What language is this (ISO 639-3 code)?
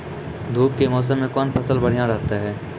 mai